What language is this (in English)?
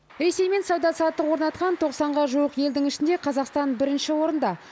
Kazakh